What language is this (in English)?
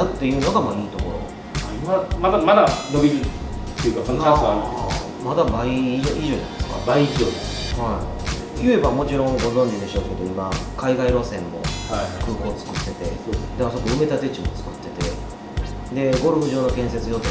Japanese